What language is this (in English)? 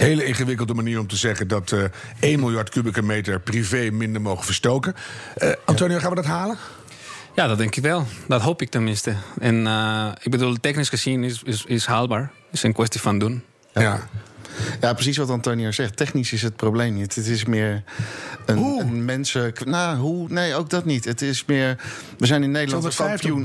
Dutch